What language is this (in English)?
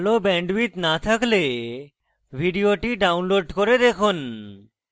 Bangla